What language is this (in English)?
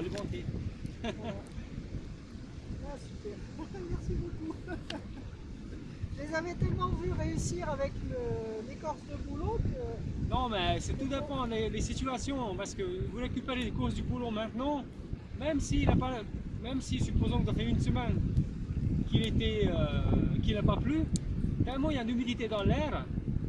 French